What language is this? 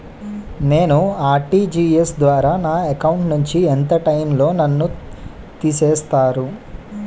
Telugu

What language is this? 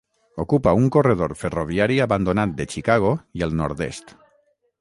Catalan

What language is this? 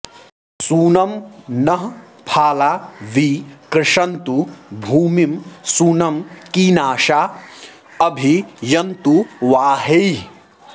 Sanskrit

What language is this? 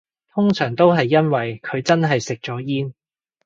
Cantonese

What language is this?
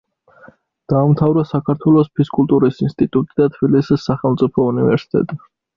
Georgian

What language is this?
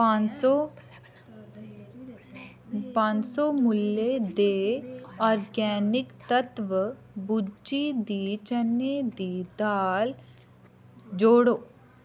Dogri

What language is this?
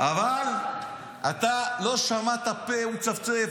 Hebrew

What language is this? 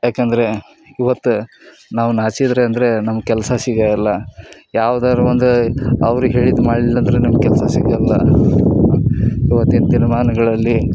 Kannada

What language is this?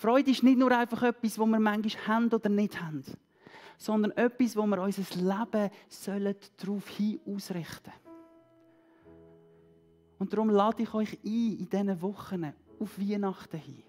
German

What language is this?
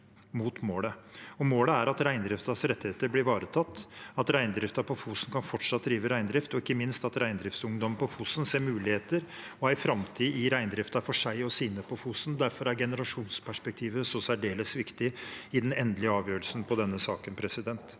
Norwegian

